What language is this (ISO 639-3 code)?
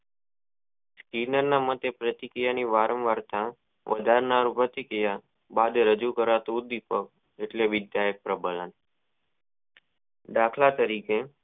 guj